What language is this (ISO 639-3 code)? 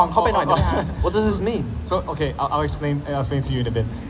tha